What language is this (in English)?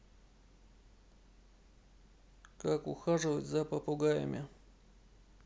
Russian